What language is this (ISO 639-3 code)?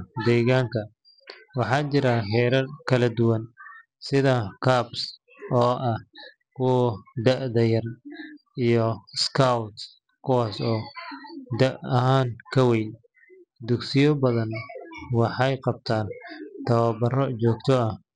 som